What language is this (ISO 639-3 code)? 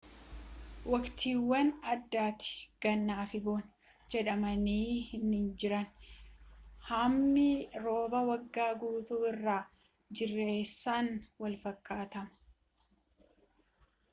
orm